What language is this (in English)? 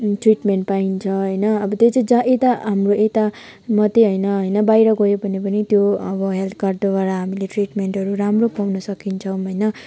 Nepali